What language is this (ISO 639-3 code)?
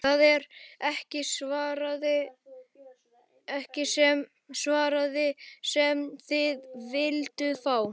isl